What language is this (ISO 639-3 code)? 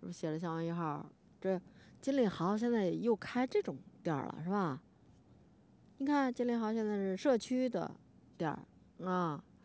zho